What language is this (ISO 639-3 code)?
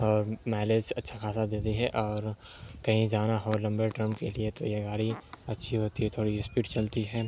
urd